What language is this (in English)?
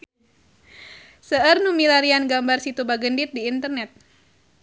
Sundanese